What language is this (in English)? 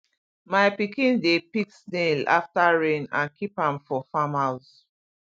Nigerian Pidgin